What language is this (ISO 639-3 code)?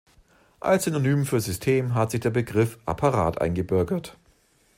deu